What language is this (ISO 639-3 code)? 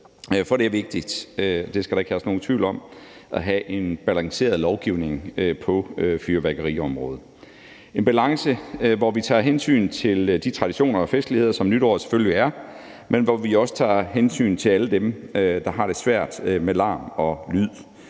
dan